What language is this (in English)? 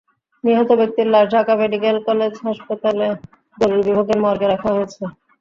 Bangla